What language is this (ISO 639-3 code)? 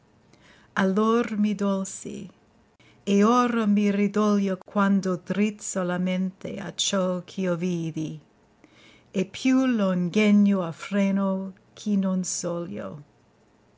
ita